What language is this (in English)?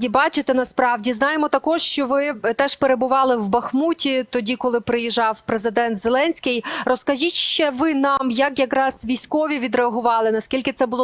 Ukrainian